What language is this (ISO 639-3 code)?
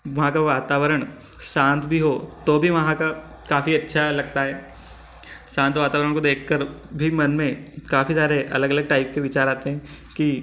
hin